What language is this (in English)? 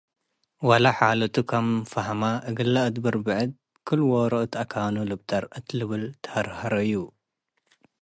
Tigre